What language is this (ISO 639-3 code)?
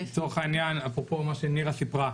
heb